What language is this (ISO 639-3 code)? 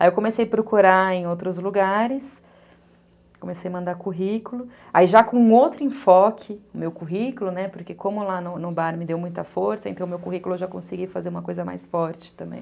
por